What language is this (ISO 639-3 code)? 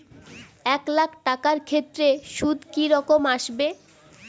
ben